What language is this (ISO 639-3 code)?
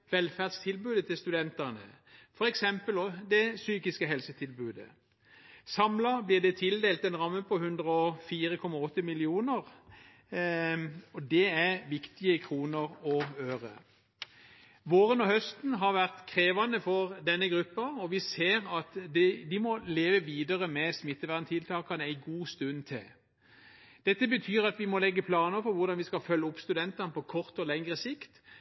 nob